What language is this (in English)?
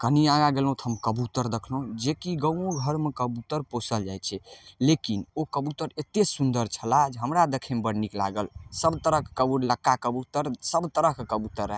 Maithili